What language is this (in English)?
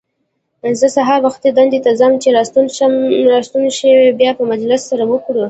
Pashto